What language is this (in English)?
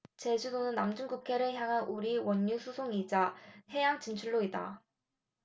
Korean